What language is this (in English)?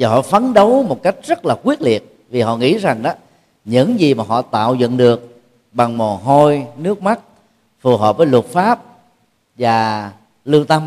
Vietnamese